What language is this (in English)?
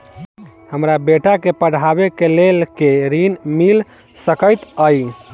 Maithili